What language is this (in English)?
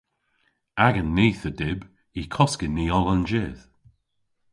Cornish